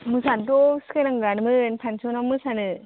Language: Bodo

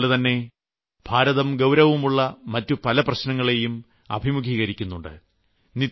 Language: Malayalam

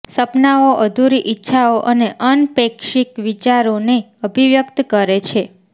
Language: Gujarati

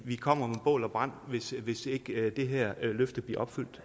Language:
Danish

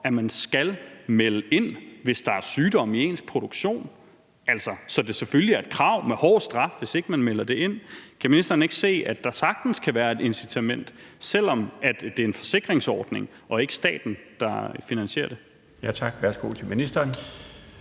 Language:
Danish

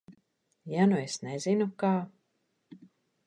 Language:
Latvian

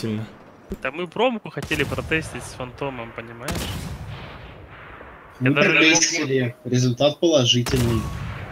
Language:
Russian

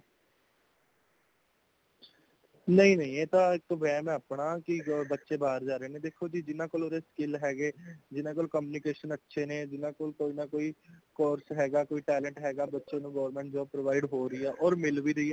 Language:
Punjabi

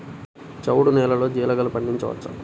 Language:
Telugu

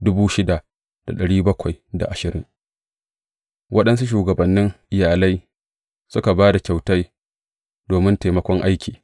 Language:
Hausa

